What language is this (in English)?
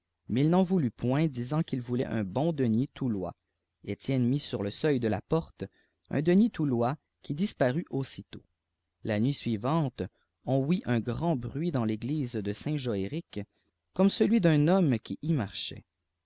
French